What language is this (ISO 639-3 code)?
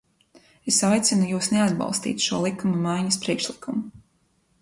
lav